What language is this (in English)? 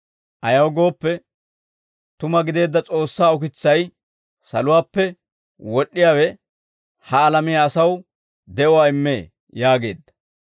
Dawro